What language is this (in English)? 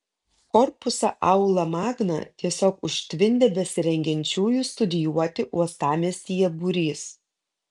Lithuanian